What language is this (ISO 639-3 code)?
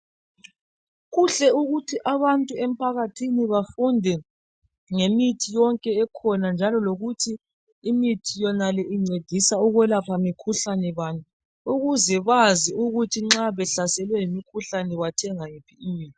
nde